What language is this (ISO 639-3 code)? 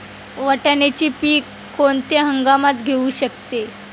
mar